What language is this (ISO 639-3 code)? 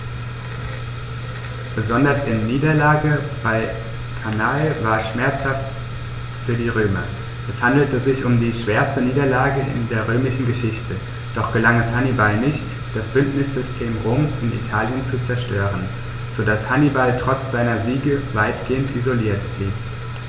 deu